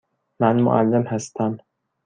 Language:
Persian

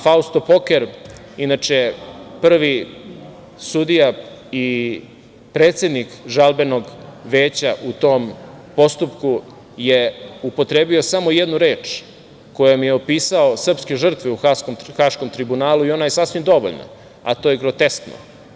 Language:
Serbian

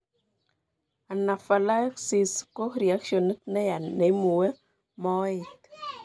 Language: Kalenjin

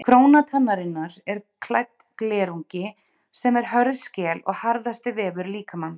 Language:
Icelandic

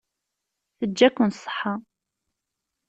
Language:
Kabyle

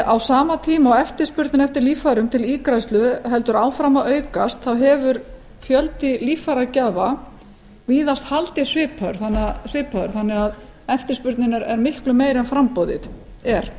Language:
Icelandic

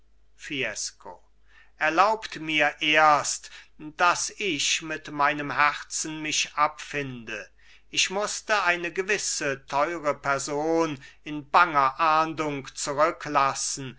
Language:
German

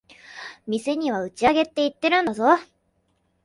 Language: Japanese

